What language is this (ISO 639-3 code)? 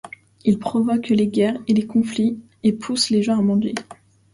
fra